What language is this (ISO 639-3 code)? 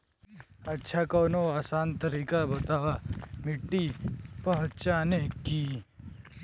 bho